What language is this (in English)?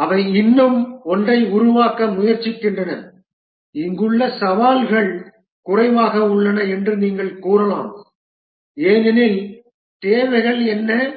Tamil